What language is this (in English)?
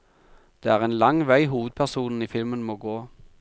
Norwegian